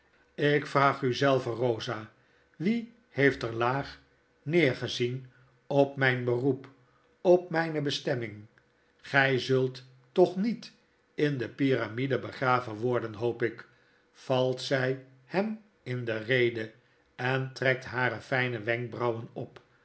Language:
Dutch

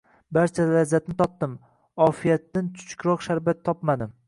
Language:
Uzbek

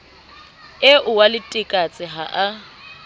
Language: Southern Sotho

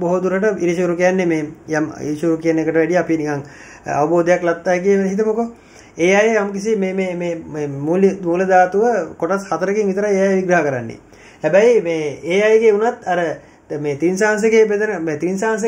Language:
Hindi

